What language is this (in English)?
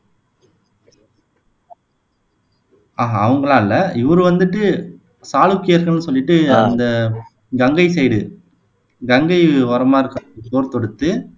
Tamil